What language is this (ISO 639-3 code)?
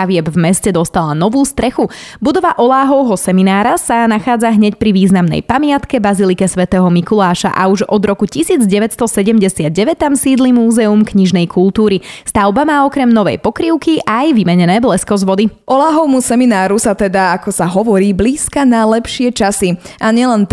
slk